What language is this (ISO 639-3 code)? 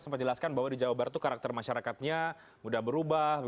ind